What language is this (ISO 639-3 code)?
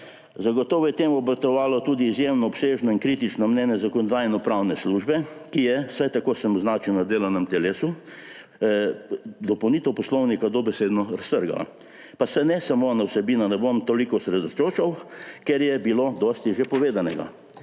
slv